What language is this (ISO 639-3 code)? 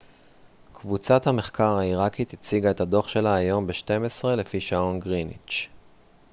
heb